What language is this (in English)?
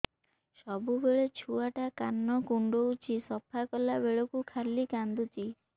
Odia